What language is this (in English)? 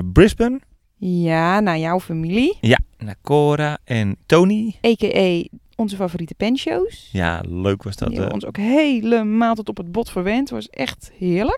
Dutch